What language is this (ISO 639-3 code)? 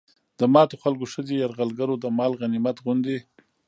pus